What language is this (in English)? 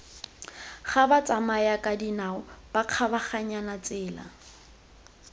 Tswana